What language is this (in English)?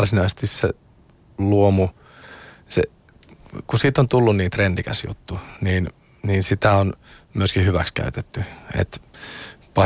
Finnish